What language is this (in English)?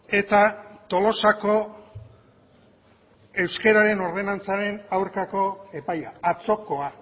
Basque